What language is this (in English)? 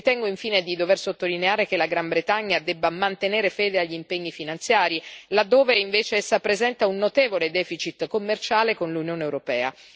Italian